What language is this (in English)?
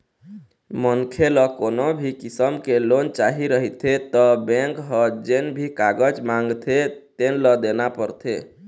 Chhattisgarhi